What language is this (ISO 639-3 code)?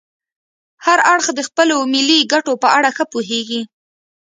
pus